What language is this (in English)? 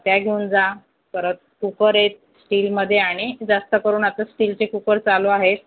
Marathi